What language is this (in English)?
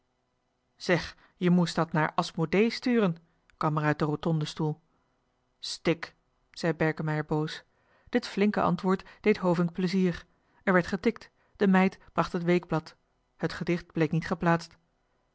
Dutch